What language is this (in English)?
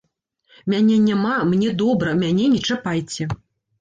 Belarusian